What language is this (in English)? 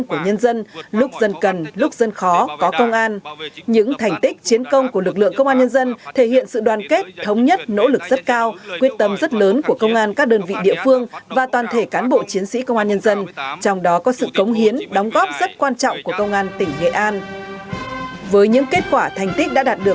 Vietnamese